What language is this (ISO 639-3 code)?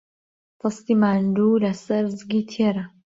ckb